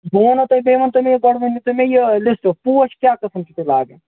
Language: Kashmiri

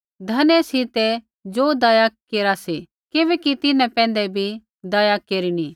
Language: Kullu Pahari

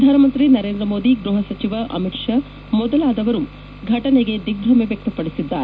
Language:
Kannada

